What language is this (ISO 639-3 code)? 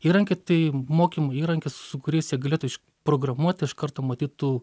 lit